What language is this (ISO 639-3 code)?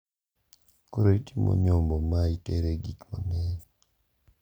luo